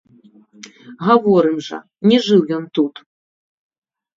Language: Belarusian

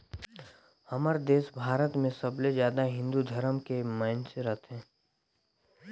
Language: Chhattisgarhi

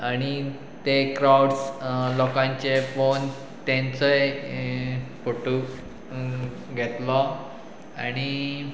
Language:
Konkani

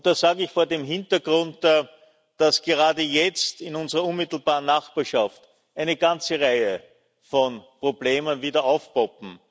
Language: German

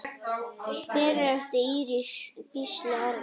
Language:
Icelandic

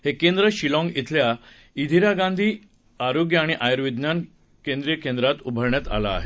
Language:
Marathi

